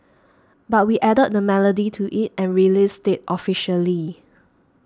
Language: English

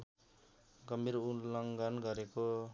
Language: Nepali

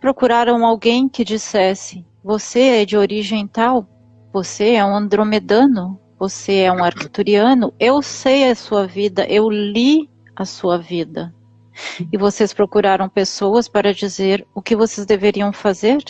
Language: Portuguese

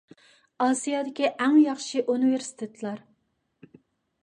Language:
Uyghur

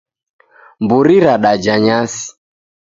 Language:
Taita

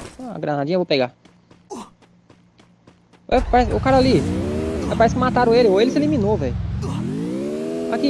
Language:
Portuguese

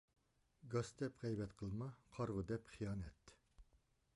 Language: Uyghur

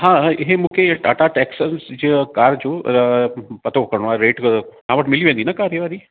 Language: Sindhi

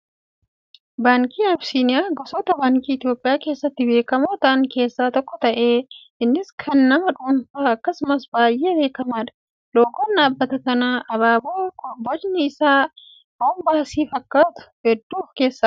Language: Oromo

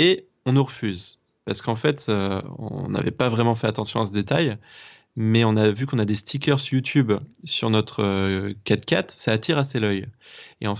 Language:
French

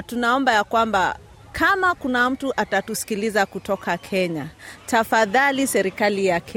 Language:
Swahili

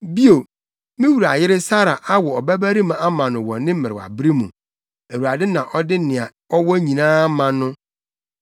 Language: Akan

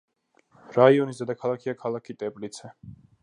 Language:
Georgian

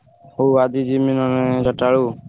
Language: Odia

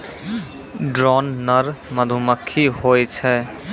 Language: Maithili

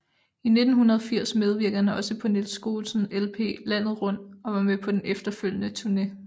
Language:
Danish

